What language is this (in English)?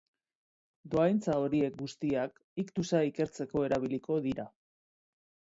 Basque